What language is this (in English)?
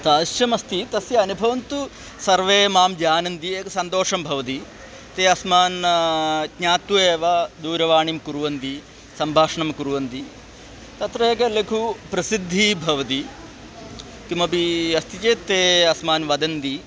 Sanskrit